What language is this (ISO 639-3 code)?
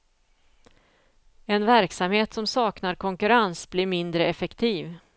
swe